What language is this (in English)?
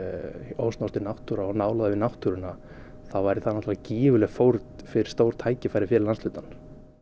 Icelandic